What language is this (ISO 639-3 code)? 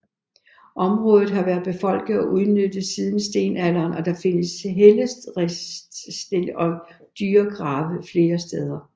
dan